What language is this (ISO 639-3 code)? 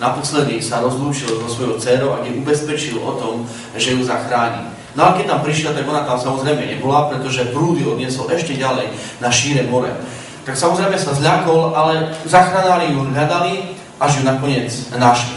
slk